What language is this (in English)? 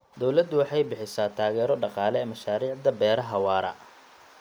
Somali